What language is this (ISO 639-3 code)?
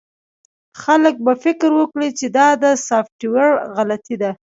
pus